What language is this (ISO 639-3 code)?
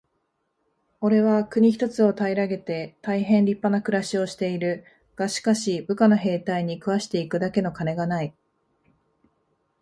jpn